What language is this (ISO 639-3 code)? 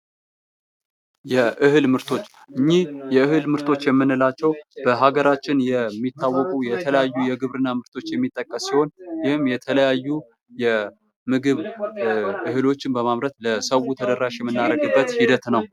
amh